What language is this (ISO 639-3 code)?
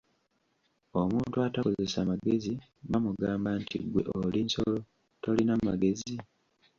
lug